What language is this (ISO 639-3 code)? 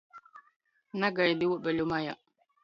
ltg